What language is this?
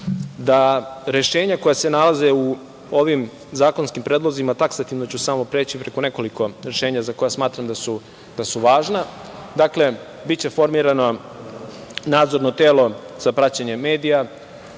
Serbian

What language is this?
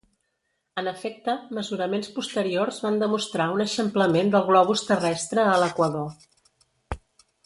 Catalan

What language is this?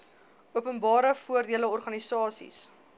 Afrikaans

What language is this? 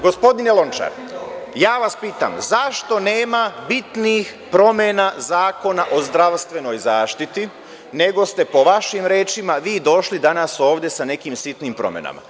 Serbian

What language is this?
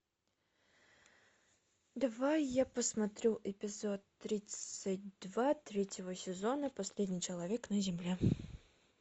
Russian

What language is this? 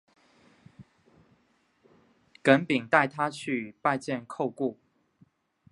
Chinese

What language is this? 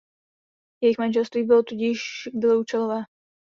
Czech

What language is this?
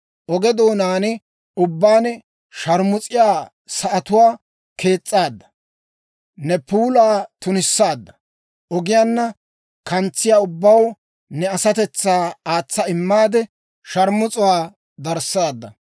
Dawro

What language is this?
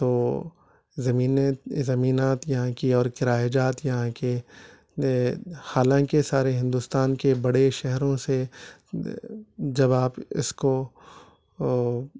Urdu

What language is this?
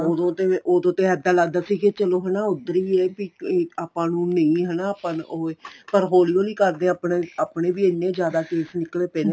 Punjabi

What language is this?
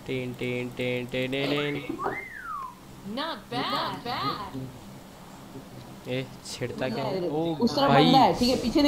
Hindi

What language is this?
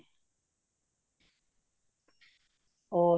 Punjabi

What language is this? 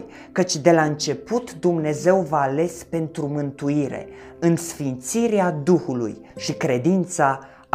Romanian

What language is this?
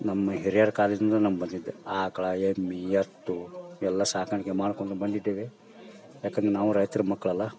Kannada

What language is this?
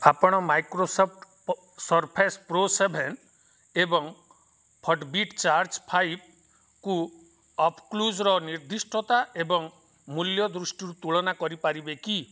Odia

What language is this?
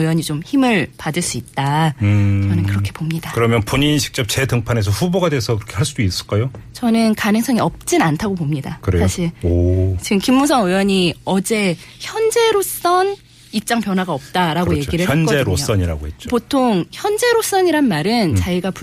Korean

